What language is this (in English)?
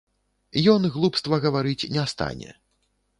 Belarusian